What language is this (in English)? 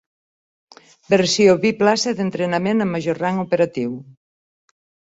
Catalan